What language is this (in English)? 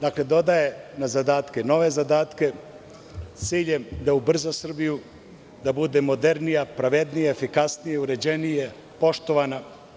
Serbian